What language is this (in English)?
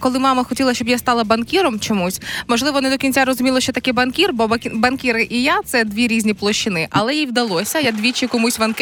Ukrainian